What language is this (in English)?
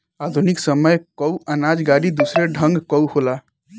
Bhojpuri